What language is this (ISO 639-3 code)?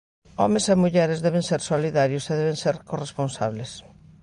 glg